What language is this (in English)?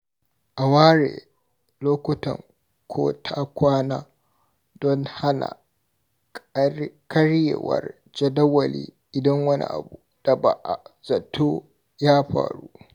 Hausa